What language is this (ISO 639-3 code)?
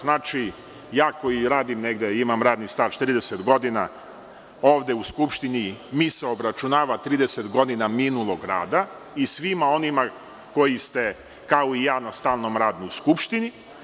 srp